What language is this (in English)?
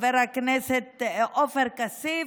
Hebrew